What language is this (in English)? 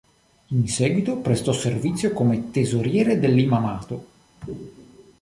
Italian